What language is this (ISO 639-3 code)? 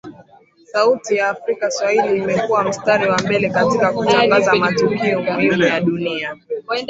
swa